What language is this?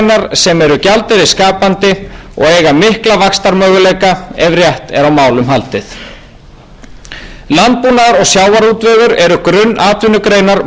Icelandic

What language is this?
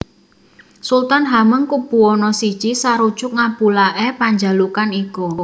Javanese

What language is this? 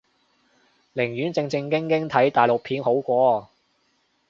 Cantonese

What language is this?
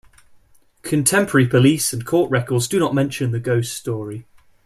English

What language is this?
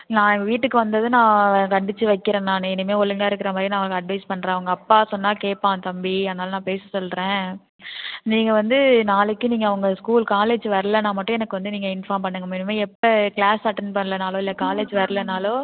Tamil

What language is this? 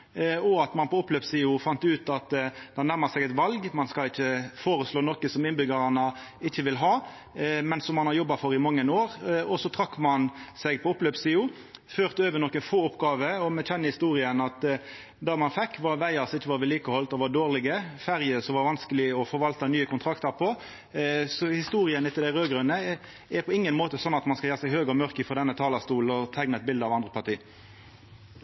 Norwegian Nynorsk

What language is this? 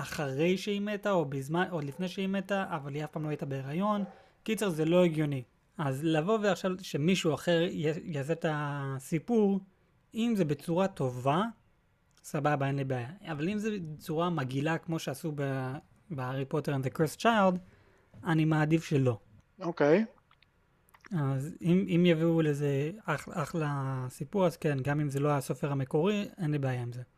Hebrew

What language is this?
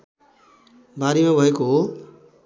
Nepali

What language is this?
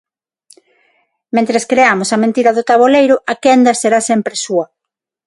Galician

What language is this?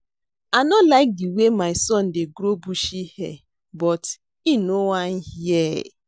Nigerian Pidgin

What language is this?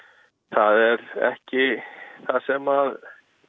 Icelandic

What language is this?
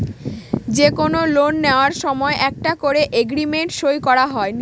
Bangla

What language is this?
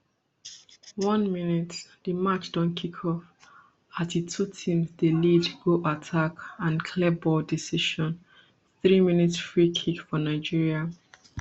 Nigerian Pidgin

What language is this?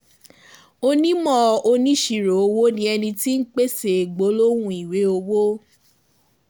Yoruba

